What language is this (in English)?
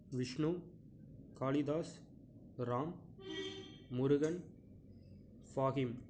Tamil